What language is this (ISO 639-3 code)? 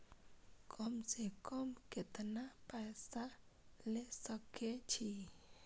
mai